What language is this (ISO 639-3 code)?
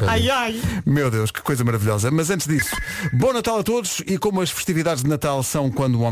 por